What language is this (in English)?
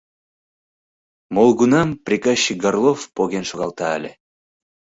Mari